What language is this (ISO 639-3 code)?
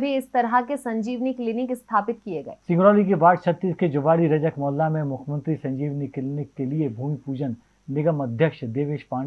hin